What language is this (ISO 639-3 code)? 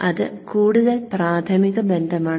mal